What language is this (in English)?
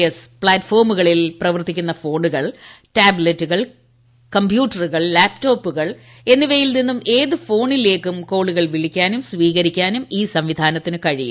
Malayalam